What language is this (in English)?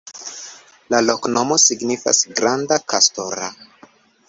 Esperanto